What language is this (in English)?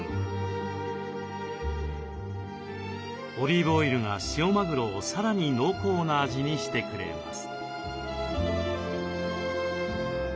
Japanese